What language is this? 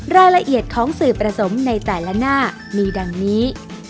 Thai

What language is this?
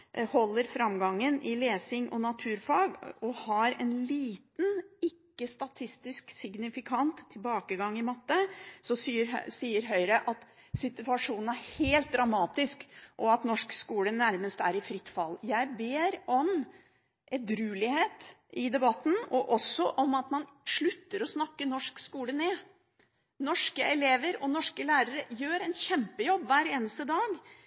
Norwegian Bokmål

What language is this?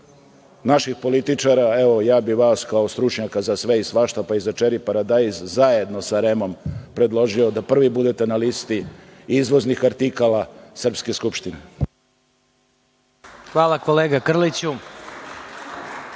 Serbian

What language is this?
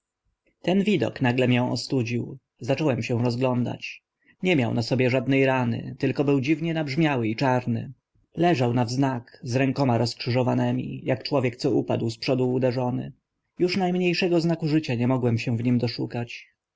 Polish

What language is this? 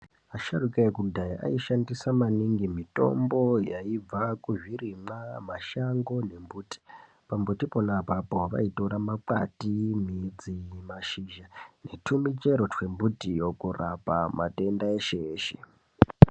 Ndau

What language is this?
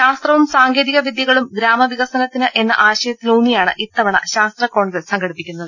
Malayalam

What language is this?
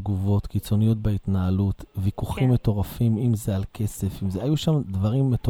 Hebrew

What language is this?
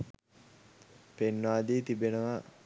Sinhala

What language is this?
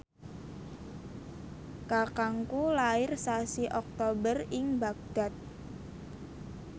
Javanese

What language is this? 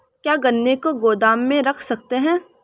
Hindi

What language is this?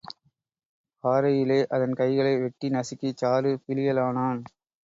Tamil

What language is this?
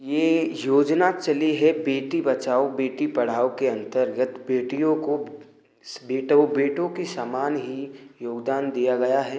Hindi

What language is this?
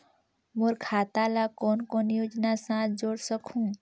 Chhattisgarhi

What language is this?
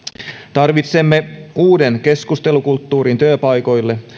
Finnish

